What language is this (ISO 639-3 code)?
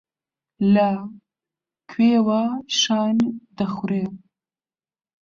ckb